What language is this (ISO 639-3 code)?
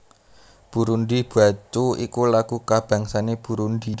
jav